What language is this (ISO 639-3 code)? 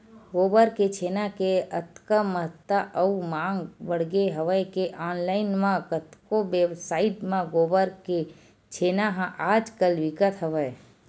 hne